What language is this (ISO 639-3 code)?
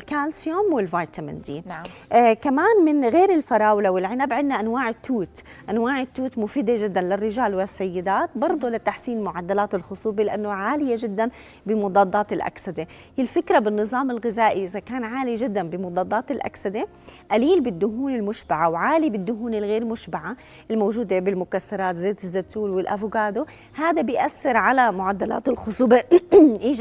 ara